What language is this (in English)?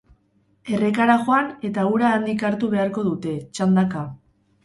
Basque